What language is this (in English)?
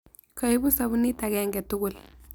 Kalenjin